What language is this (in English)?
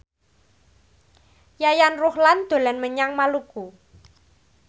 Javanese